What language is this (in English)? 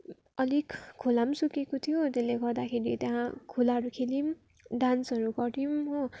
Nepali